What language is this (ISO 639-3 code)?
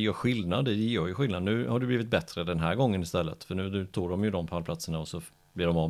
swe